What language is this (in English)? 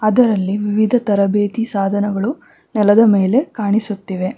Kannada